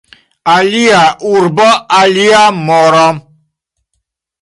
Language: Esperanto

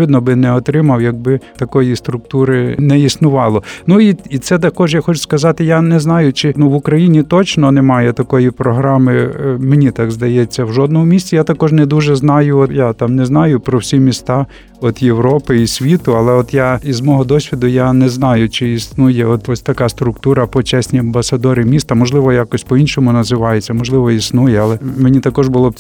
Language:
Ukrainian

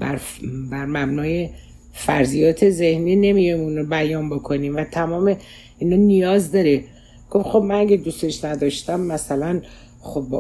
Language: Persian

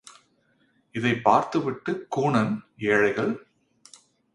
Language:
Tamil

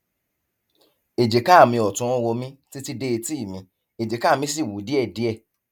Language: Yoruba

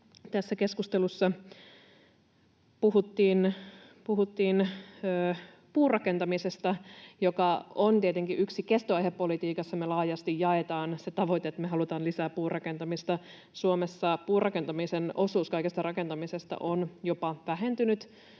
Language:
Finnish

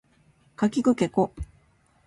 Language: Japanese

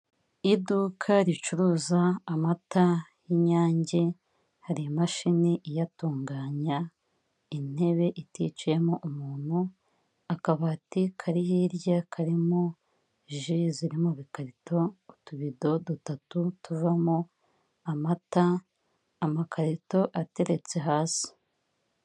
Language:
Kinyarwanda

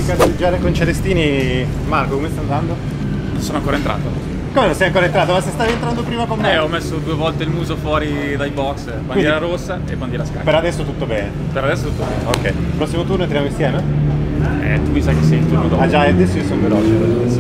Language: Italian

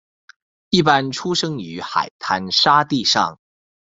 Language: Chinese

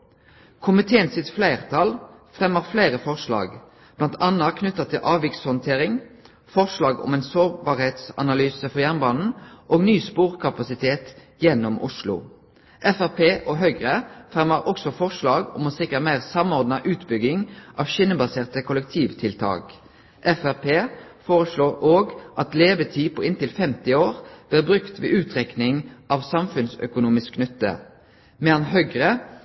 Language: Norwegian Nynorsk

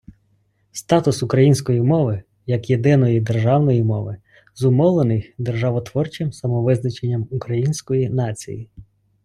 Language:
Ukrainian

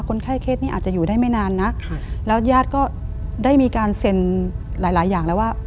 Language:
Thai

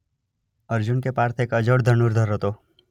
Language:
Gujarati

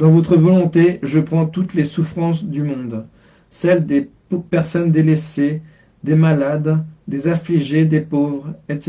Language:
French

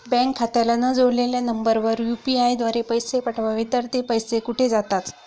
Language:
Marathi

